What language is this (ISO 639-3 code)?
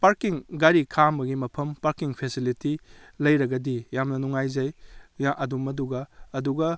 mni